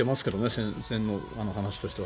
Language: Japanese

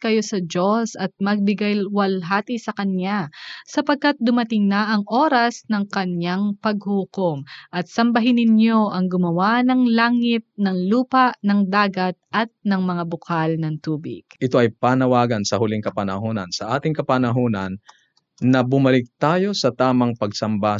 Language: Filipino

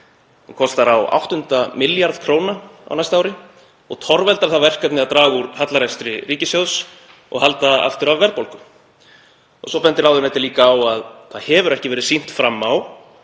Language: Icelandic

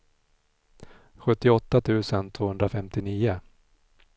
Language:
Swedish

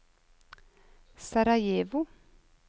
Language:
Norwegian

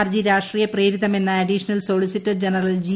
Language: Malayalam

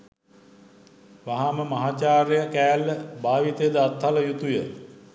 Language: Sinhala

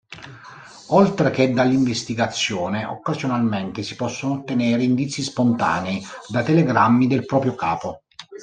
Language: Italian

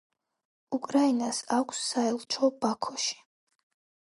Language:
Georgian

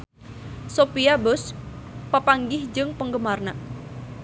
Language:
Sundanese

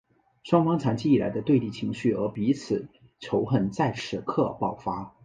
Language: Chinese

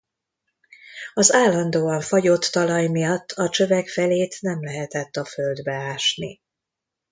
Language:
Hungarian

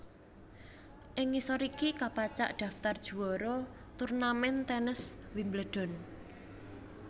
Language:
Javanese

